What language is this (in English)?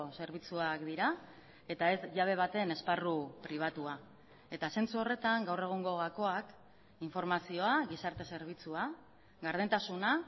Basque